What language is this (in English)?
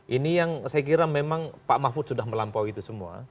Indonesian